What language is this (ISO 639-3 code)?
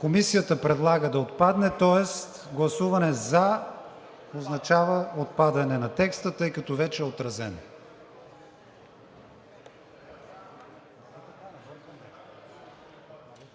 bul